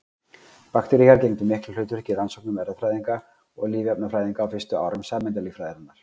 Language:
Icelandic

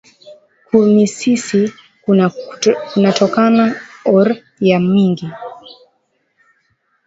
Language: Swahili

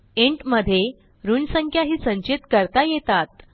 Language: Marathi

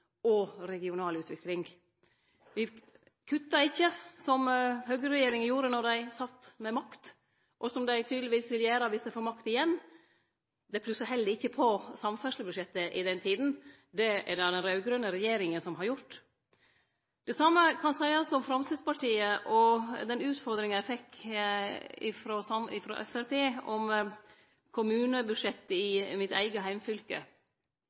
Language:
Norwegian Nynorsk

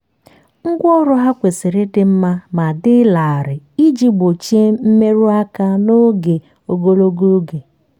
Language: Igbo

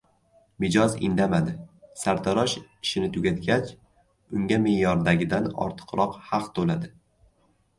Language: Uzbek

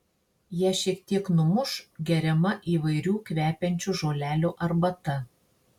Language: Lithuanian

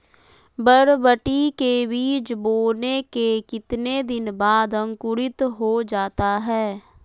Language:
Magahi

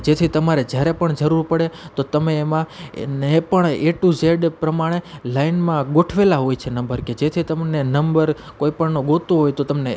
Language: Gujarati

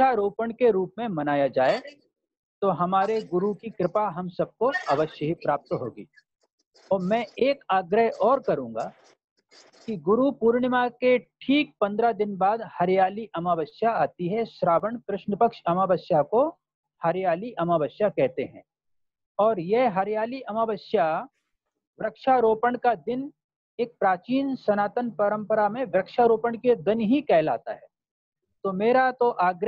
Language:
Hindi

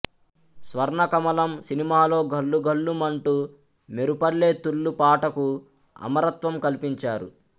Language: Telugu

